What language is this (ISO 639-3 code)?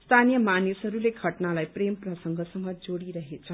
nep